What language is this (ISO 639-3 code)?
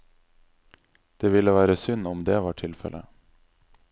nor